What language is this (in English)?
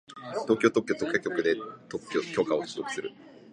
Japanese